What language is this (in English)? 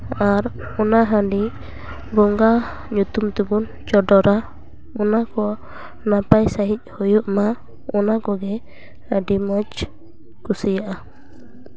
Santali